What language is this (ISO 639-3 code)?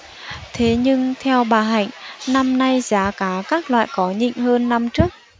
vie